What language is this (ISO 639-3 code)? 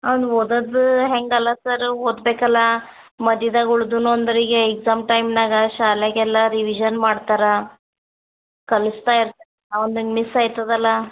kan